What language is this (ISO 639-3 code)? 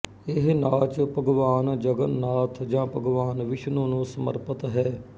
pan